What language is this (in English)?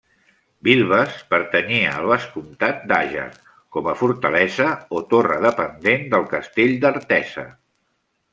Catalan